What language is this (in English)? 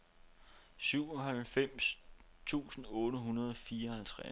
Danish